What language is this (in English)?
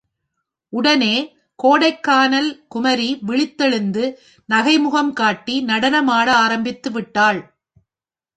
Tamil